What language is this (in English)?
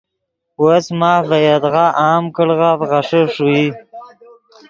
Yidgha